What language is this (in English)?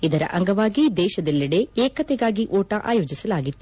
Kannada